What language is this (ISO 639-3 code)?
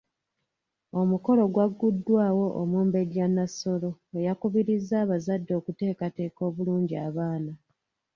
lug